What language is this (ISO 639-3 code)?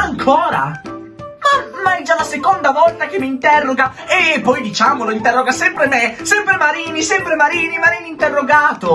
ita